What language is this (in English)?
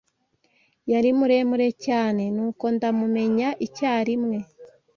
Kinyarwanda